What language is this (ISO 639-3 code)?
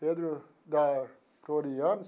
por